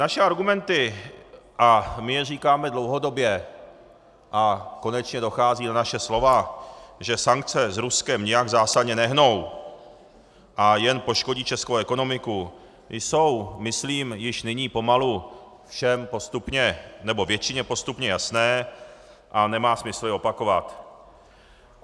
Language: Czech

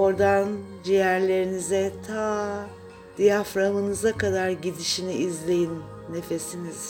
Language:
Turkish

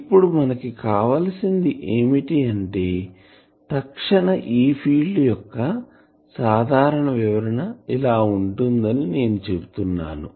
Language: Telugu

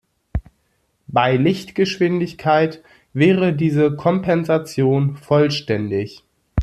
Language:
German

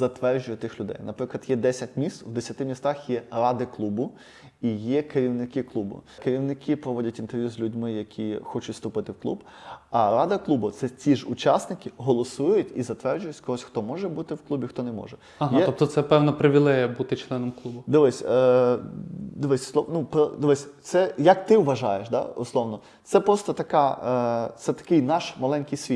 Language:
Ukrainian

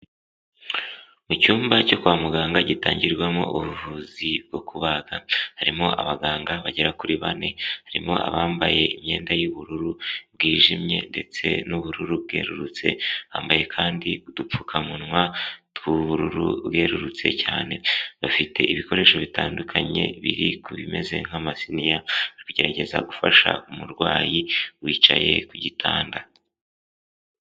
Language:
Kinyarwanda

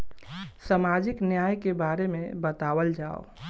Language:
Bhojpuri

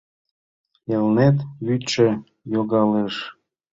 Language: Mari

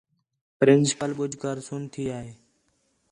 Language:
Khetrani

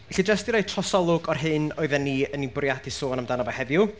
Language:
Welsh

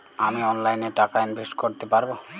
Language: Bangla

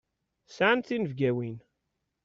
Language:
Kabyle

